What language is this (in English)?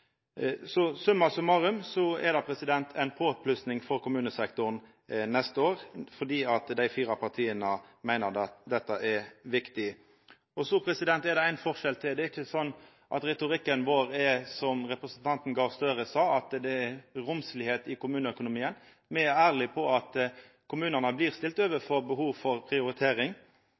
Norwegian Nynorsk